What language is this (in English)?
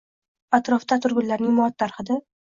Uzbek